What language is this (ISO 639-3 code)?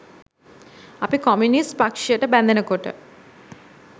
sin